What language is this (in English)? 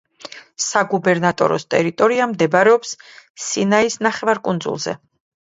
Georgian